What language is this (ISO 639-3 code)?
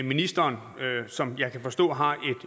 dan